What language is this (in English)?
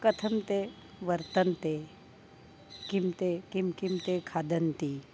Sanskrit